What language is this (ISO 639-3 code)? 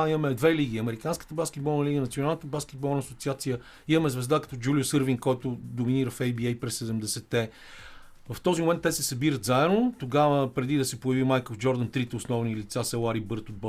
bul